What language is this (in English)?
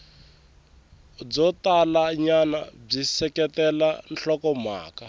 Tsonga